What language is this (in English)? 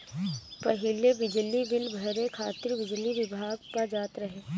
Bhojpuri